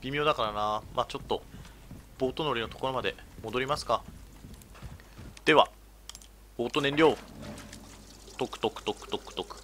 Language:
Japanese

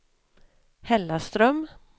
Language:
Swedish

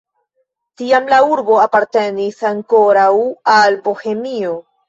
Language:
Esperanto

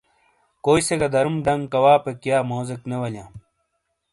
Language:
Shina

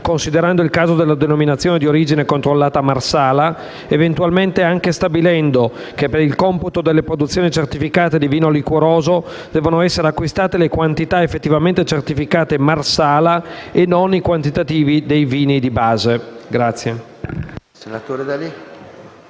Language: Italian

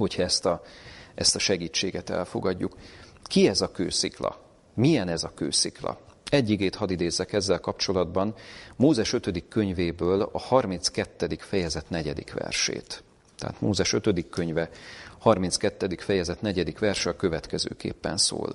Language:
Hungarian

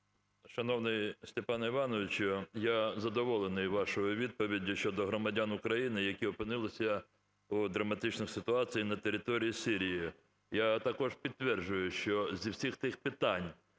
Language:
Ukrainian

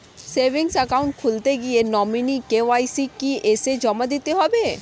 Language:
Bangla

